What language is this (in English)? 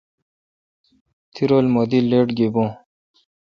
Kalkoti